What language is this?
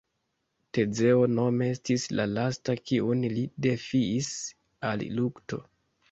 Esperanto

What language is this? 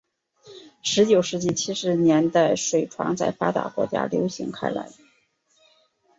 Chinese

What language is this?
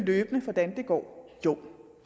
Danish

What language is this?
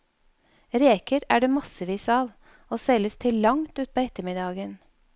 Norwegian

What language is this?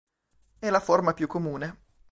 Italian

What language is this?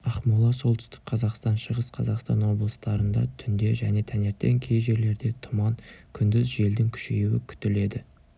Kazakh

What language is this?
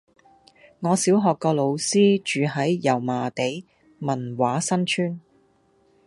Cantonese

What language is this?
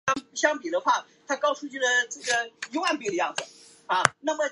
Chinese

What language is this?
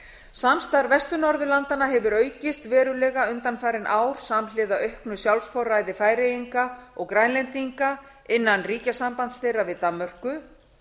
Icelandic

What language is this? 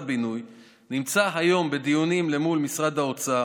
Hebrew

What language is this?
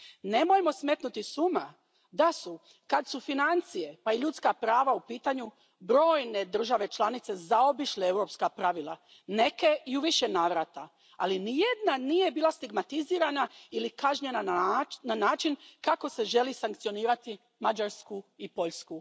Croatian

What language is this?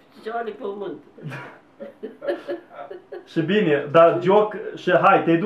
Romanian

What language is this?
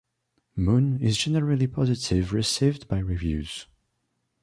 English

